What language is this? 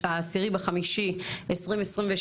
Hebrew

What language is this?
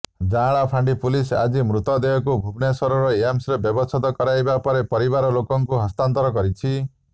Odia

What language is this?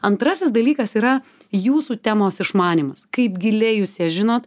Lithuanian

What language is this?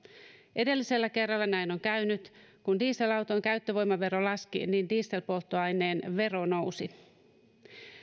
Finnish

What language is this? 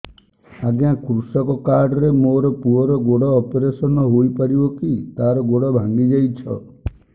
Odia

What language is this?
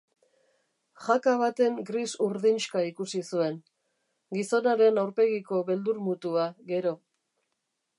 Basque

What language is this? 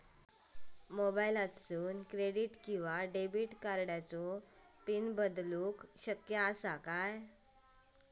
Marathi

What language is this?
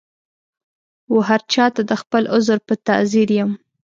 Pashto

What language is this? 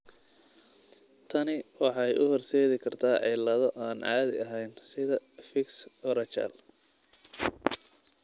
Somali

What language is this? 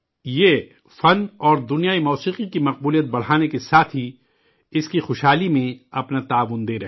Urdu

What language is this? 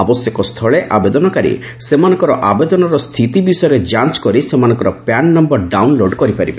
Odia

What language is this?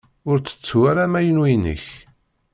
Kabyle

